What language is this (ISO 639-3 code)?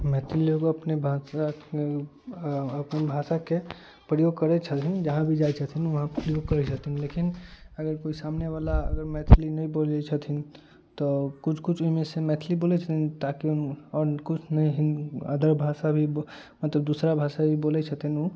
mai